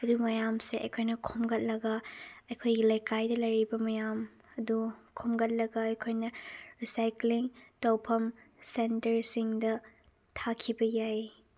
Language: Manipuri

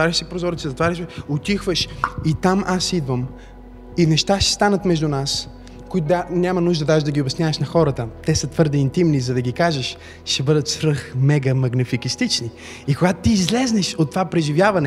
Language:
Bulgarian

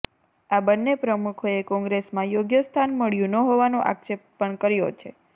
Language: Gujarati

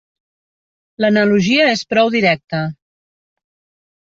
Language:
Catalan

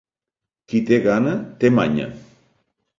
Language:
Catalan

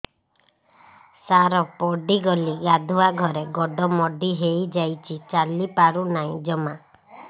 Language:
Odia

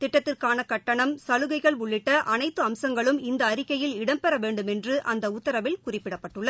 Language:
Tamil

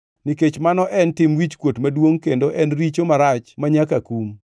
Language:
Luo (Kenya and Tanzania)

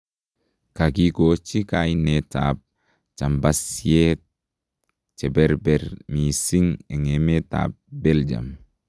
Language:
Kalenjin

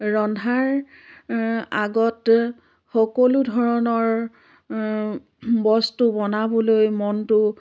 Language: Assamese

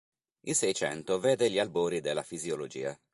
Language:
Italian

